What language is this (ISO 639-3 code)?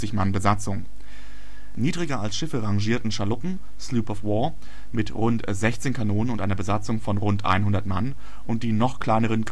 deu